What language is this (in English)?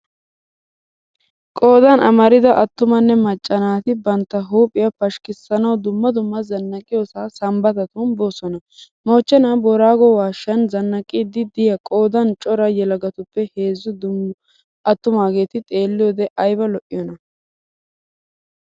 Wolaytta